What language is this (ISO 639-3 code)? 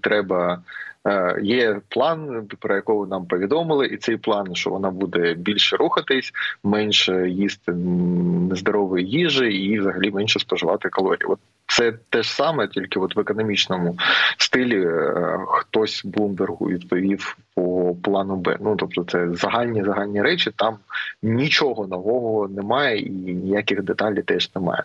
ukr